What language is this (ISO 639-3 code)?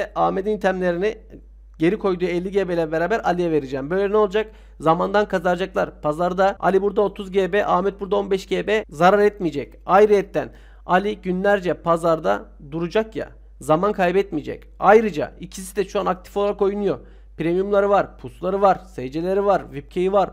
tur